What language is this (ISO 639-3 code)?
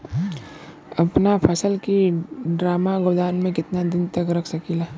bho